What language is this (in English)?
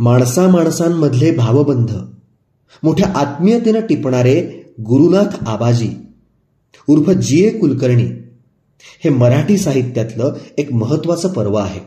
Marathi